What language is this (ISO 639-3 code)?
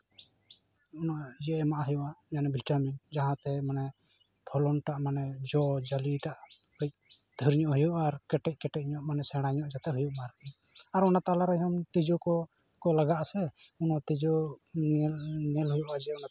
sat